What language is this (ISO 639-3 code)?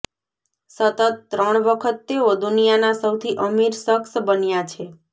guj